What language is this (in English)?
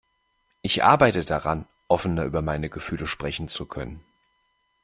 German